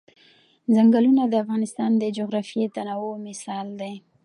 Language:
Pashto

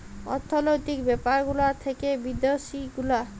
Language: Bangla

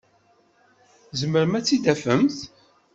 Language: Kabyle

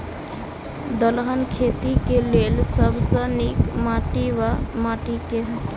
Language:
Maithili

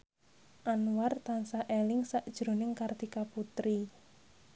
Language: Javanese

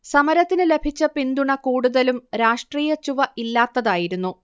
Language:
Malayalam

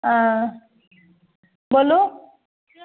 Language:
Maithili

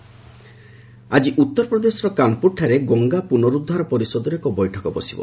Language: Odia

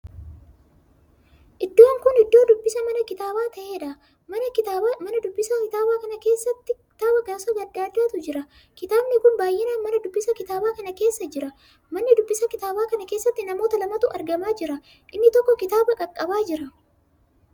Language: Oromo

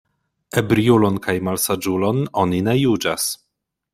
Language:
Esperanto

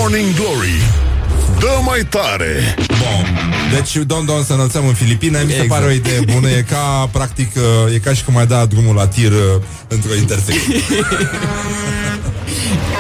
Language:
Romanian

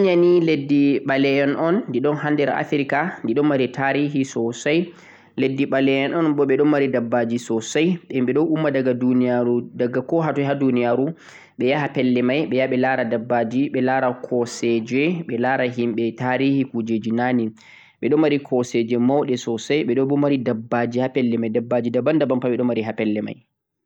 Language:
Central-Eastern Niger Fulfulde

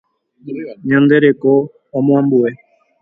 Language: Guarani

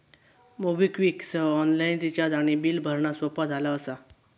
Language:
Marathi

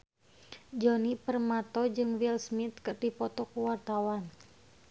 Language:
Sundanese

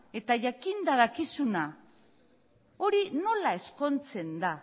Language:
Basque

